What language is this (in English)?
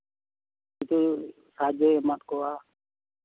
Santali